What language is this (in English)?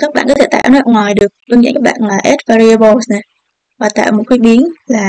Vietnamese